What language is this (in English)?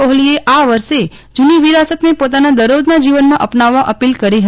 Gujarati